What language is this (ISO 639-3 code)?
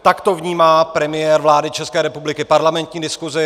ces